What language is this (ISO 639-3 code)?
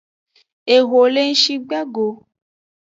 ajg